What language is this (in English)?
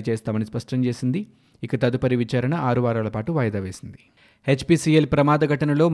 Telugu